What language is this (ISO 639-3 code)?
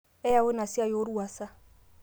mas